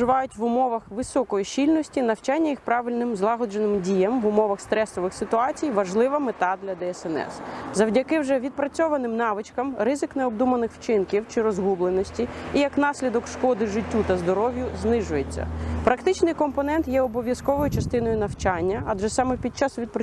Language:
Ukrainian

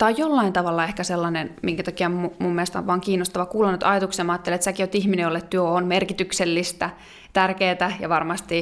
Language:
Finnish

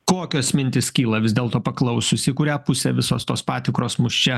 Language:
Lithuanian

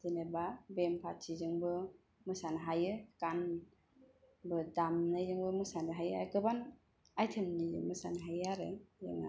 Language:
Bodo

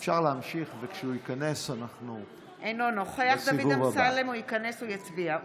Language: Hebrew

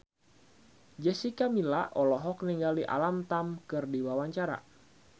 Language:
Sundanese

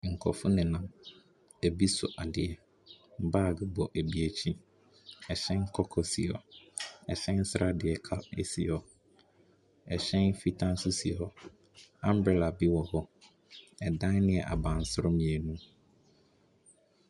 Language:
Akan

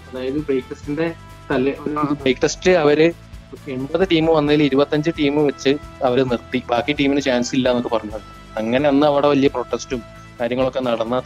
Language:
Malayalam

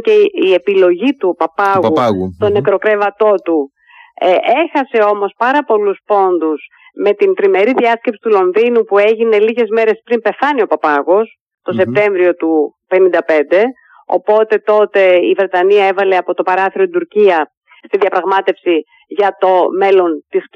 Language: Greek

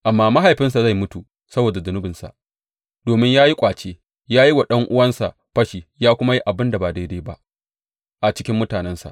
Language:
Hausa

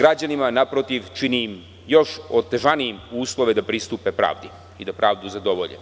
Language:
Serbian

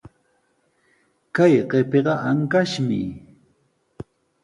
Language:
Sihuas Ancash Quechua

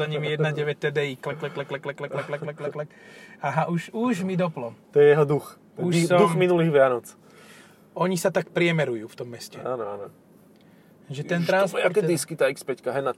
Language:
Slovak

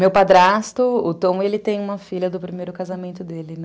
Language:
Portuguese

